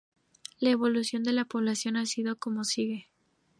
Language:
Spanish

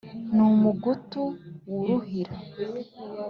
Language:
Kinyarwanda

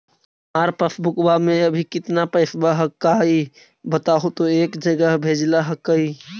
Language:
Magahi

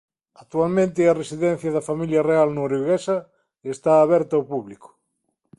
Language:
Galician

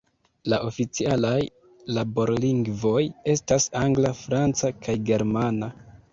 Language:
Esperanto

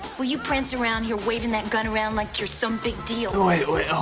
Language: English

